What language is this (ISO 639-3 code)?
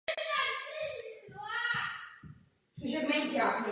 ces